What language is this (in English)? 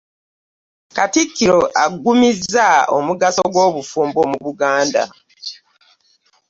Ganda